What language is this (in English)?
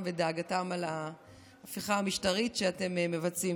Hebrew